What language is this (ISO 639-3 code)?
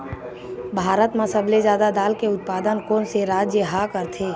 hne